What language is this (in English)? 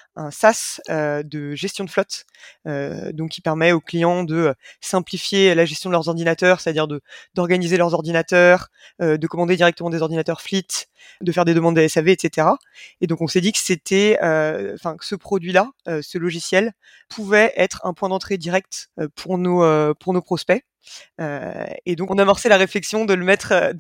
French